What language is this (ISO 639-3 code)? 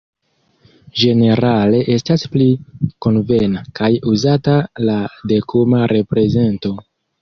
epo